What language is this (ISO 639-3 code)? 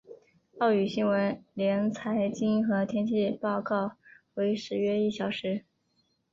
zho